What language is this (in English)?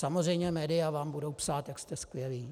Czech